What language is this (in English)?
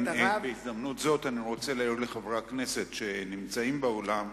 Hebrew